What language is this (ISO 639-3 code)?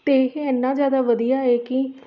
pan